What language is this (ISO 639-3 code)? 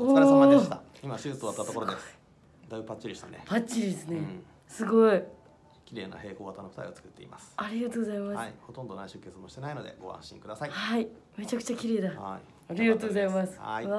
jpn